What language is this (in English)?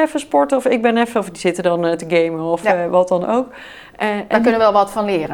Dutch